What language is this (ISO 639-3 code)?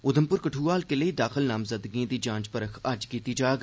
doi